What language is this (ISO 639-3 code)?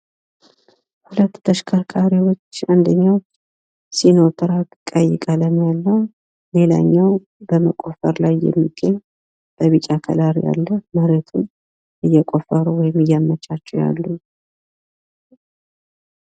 amh